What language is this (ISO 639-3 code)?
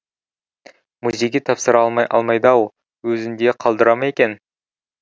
kaz